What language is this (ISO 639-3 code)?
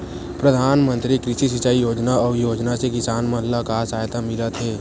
hne